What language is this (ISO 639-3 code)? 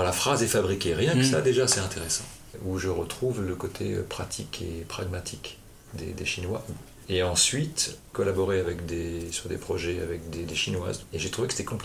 fra